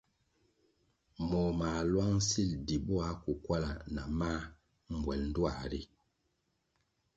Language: Kwasio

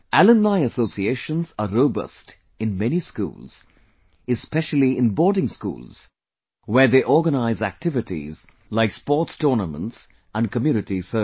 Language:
English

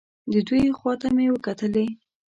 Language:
Pashto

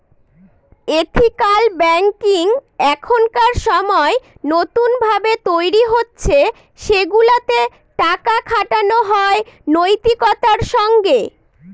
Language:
Bangla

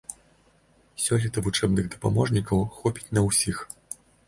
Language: Belarusian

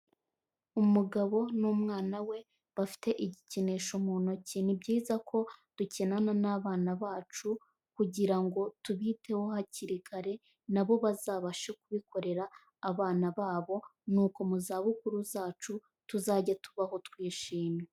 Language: Kinyarwanda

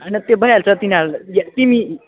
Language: Nepali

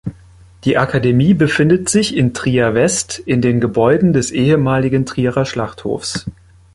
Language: German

